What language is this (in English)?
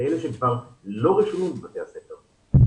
Hebrew